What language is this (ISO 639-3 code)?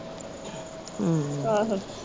pan